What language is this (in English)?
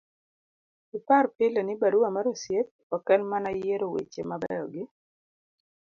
Luo (Kenya and Tanzania)